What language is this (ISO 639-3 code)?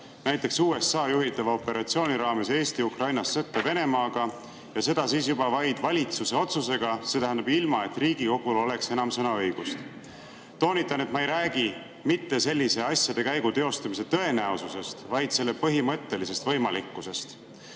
est